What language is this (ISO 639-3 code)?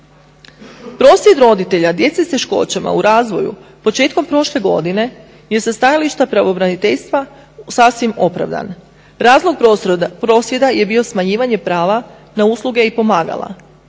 hrv